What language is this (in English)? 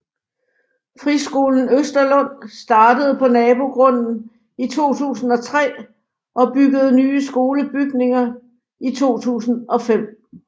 Danish